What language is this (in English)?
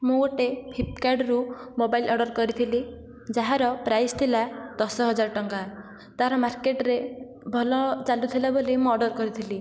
Odia